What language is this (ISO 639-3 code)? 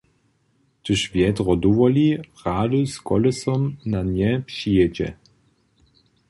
hsb